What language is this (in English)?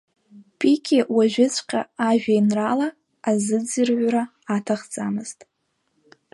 Abkhazian